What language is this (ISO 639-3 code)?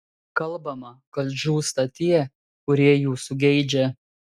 lit